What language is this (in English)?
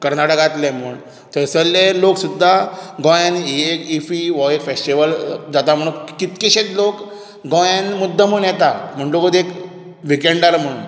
Konkani